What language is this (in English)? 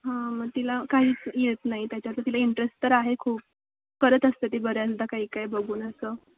Marathi